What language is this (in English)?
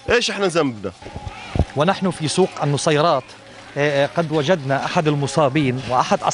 Arabic